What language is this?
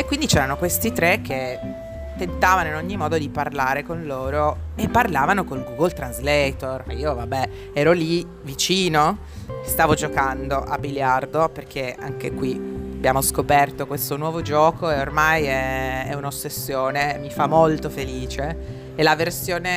Italian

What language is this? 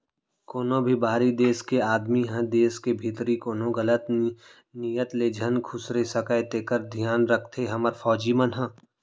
Chhattisgarhi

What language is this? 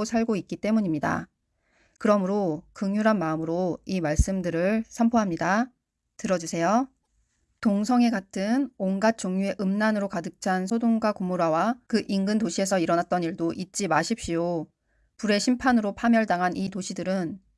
Korean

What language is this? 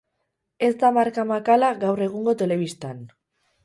Basque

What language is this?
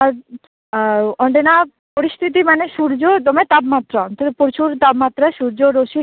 Santali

